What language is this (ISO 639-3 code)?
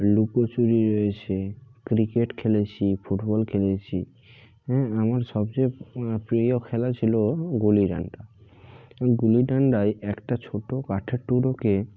ben